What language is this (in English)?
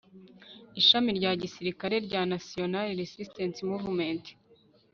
Kinyarwanda